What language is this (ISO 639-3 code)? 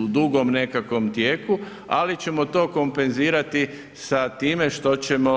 hrv